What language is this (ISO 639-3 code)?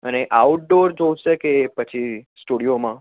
guj